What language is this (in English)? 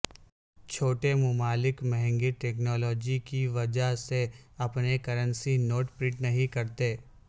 Urdu